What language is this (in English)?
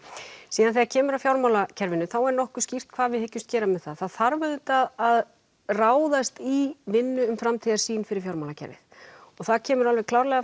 Icelandic